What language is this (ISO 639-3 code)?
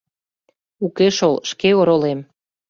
chm